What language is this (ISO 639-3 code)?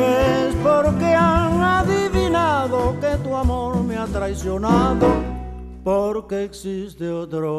spa